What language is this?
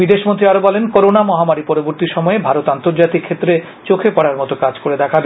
Bangla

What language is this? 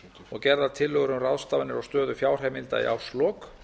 Icelandic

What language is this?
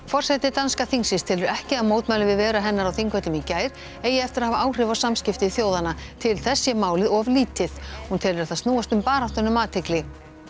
Icelandic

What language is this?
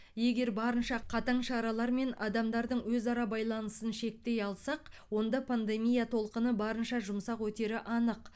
Kazakh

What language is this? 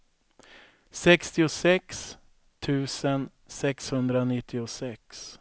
Swedish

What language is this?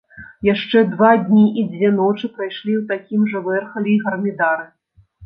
Belarusian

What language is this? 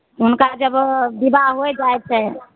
Maithili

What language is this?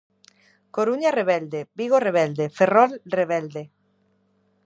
Galician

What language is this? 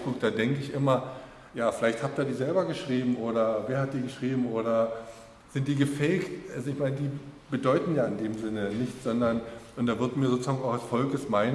German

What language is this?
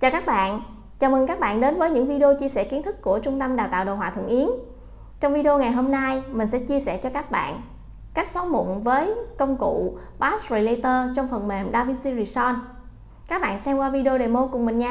Vietnamese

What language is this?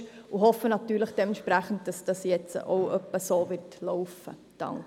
Swiss German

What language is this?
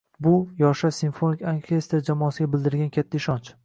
Uzbek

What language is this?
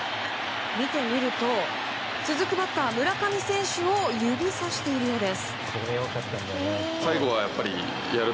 Japanese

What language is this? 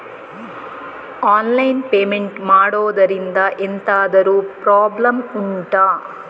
Kannada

